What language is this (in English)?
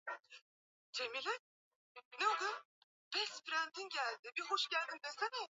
Swahili